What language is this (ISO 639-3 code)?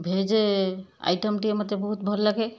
ori